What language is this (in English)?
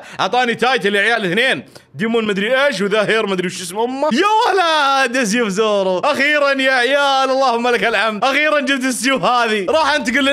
Arabic